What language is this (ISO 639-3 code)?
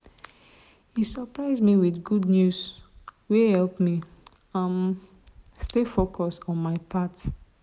pcm